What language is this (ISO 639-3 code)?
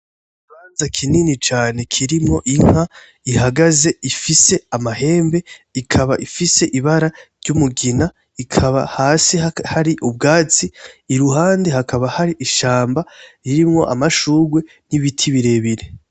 run